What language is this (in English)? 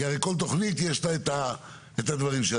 Hebrew